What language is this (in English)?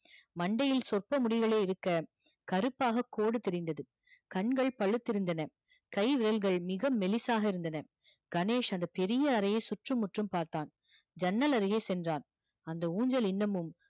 Tamil